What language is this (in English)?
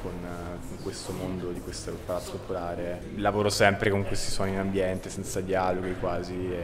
Italian